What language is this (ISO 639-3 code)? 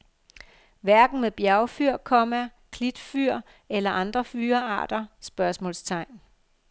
dan